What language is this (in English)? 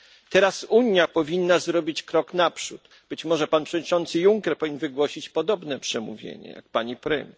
Polish